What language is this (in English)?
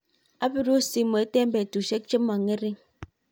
Kalenjin